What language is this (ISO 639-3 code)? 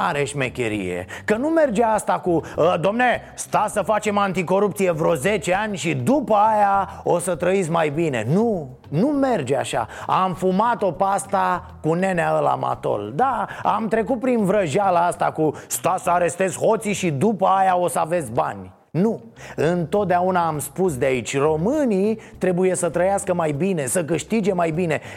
ron